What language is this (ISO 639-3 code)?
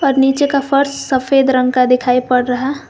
hin